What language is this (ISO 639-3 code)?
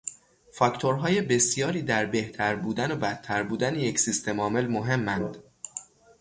fas